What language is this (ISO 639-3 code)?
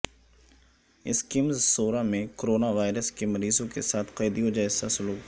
urd